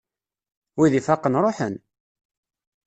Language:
Kabyle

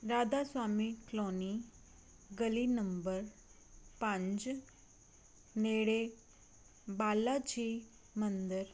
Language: Punjabi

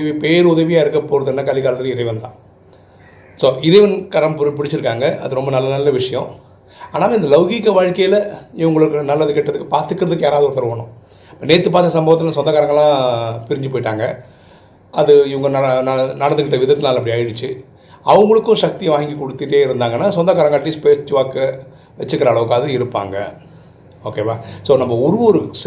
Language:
Tamil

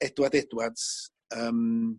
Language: Welsh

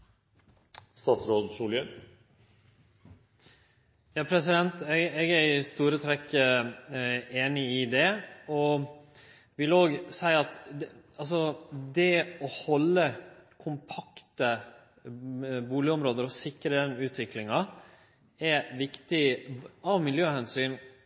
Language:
Norwegian Nynorsk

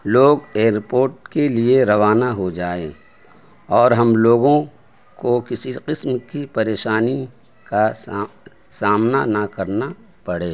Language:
Urdu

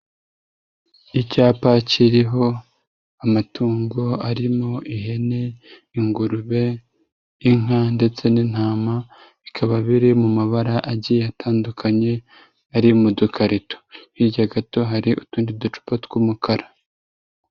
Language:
Kinyarwanda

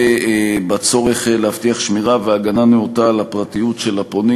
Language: Hebrew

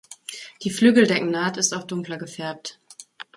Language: German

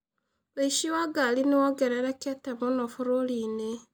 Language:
Kikuyu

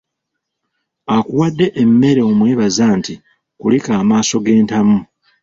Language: Ganda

